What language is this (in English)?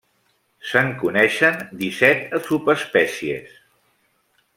Catalan